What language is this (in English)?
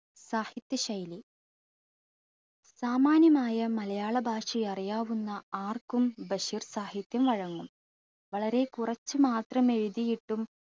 Malayalam